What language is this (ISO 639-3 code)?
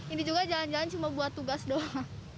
ind